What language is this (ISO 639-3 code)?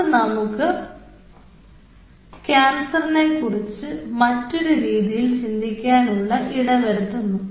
mal